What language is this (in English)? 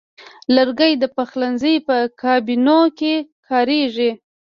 Pashto